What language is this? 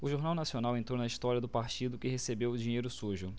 Portuguese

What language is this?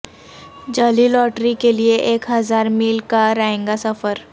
Urdu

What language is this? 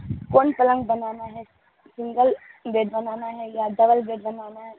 Urdu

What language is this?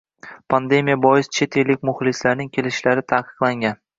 Uzbek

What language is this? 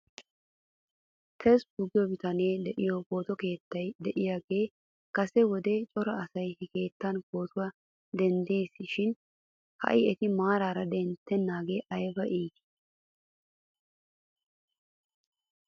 Wolaytta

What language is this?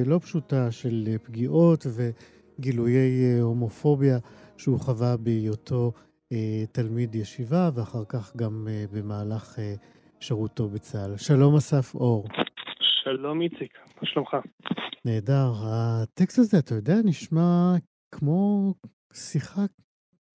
Hebrew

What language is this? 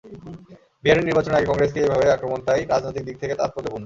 Bangla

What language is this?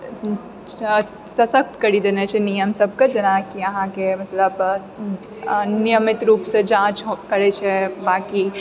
Maithili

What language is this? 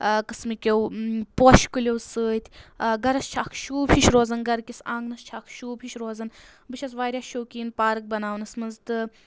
Kashmiri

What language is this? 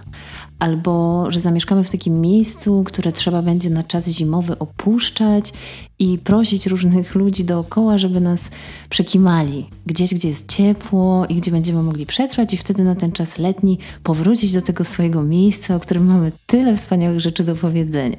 Polish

